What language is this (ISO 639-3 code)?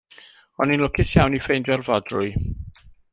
cym